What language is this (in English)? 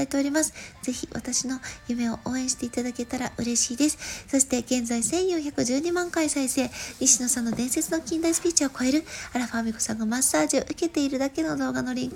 Japanese